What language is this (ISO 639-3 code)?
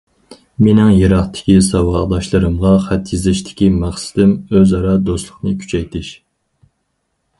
uig